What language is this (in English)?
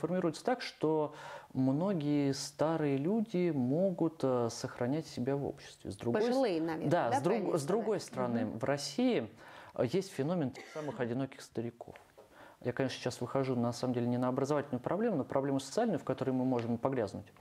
Russian